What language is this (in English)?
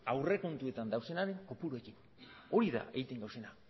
Basque